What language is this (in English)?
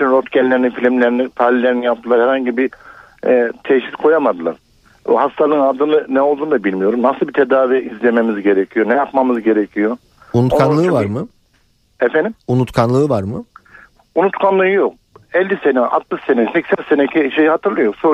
Turkish